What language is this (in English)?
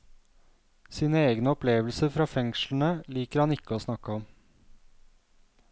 Norwegian